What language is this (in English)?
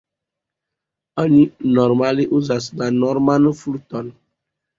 Esperanto